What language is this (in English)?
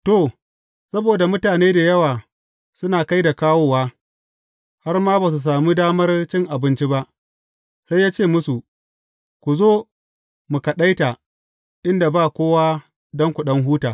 Hausa